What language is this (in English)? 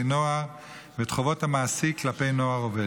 Hebrew